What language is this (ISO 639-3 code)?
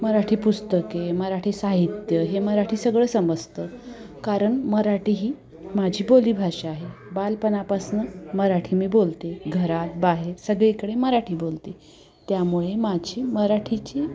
mar